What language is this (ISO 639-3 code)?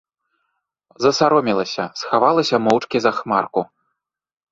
bel